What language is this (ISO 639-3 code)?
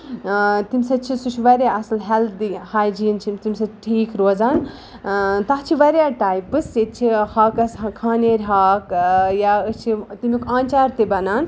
kas